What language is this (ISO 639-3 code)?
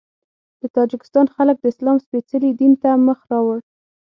pus